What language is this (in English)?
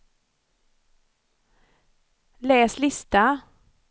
Swedish